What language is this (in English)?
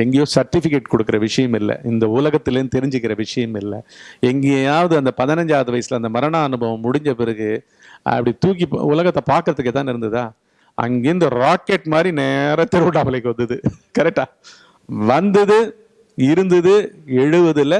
Tamil